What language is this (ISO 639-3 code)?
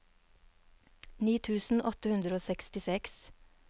nor